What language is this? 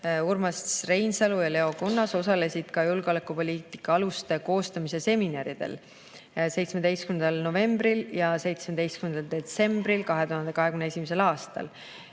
Estonian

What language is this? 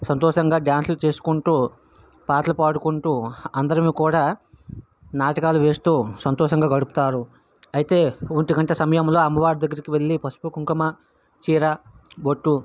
Telugu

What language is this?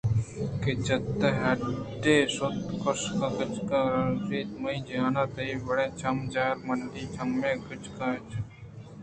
Eastern Balochi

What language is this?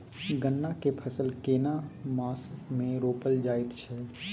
Maithili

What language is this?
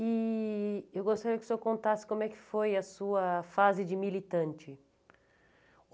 Portuguese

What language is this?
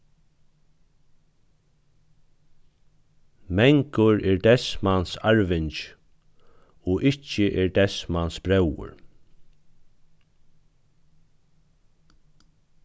Faroese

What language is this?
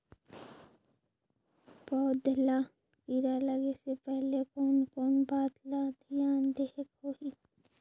Chhattisgarhi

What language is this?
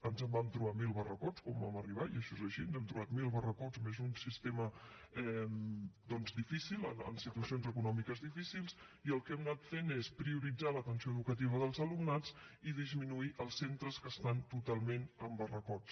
Catalan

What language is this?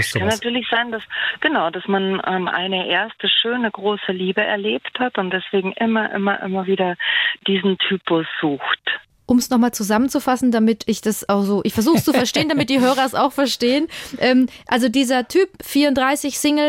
German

